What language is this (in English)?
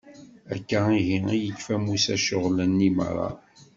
Kabyle